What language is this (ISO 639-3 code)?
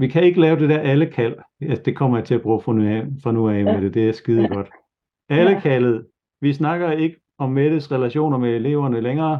dan